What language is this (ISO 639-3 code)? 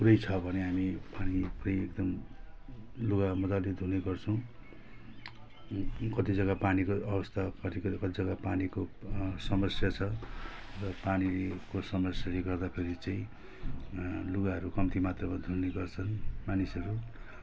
nep